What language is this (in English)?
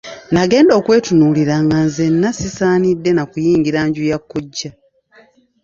Ganda